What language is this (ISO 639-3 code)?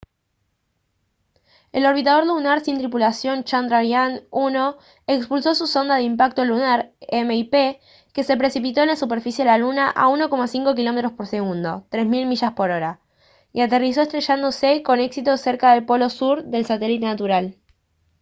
spa